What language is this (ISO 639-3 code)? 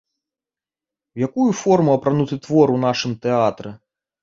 bel